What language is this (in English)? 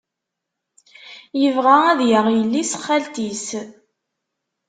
Kabyle